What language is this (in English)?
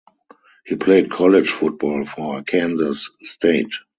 English